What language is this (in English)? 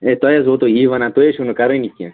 Kashmiri